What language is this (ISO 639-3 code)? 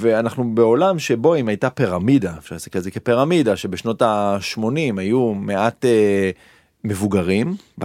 heb